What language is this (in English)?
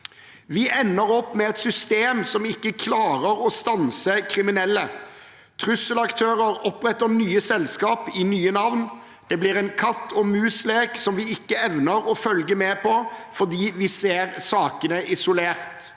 Norwegian